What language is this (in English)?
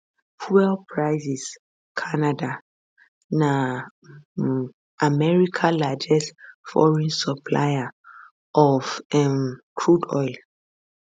Nigerian Pidgin